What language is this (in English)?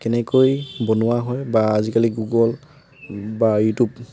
Assamese